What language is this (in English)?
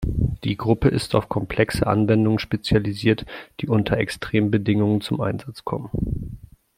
German